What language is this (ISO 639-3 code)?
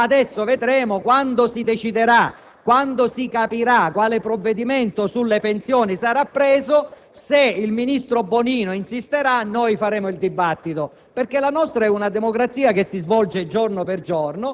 ita